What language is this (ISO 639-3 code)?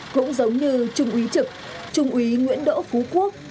vie